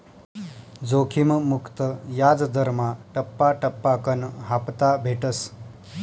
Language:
Marathi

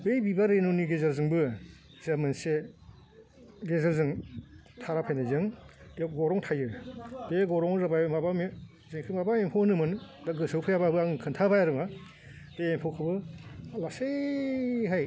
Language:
Bodo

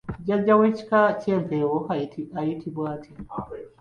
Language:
Ganda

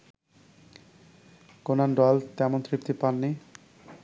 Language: Bangla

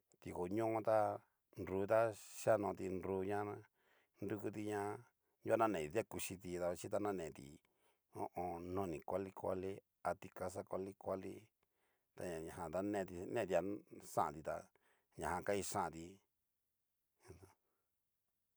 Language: Cacaloxtepec Mixtec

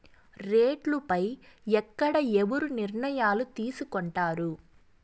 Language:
Telugu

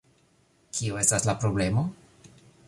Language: Esperanto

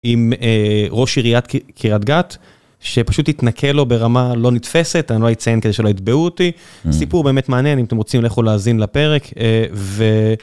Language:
Hebrew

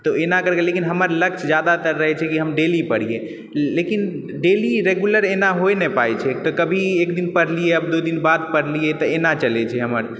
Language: Maithili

